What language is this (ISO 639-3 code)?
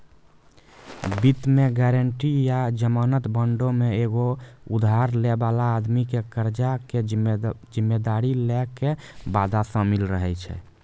mai